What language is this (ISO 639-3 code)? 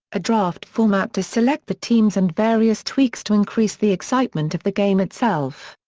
eng